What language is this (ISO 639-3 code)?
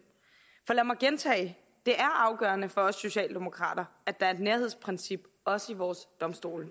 dan